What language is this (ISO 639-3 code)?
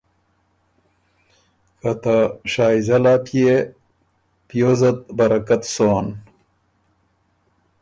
oru